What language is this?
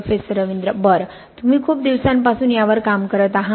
Marathi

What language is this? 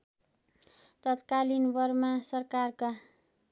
Nepali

